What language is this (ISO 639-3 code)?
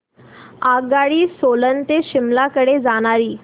mar